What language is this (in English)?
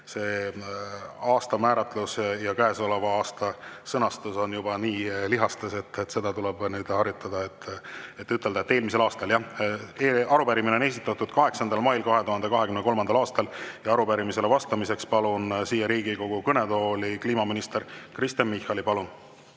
Estonian